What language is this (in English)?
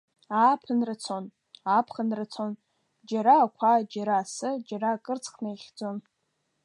Abkhazian